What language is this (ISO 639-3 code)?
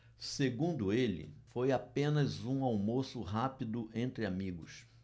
por